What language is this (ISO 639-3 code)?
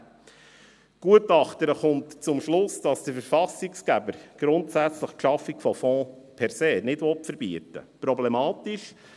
gsw